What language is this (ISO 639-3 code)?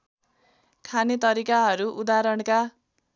nep